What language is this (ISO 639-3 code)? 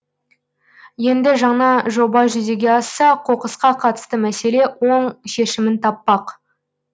kaz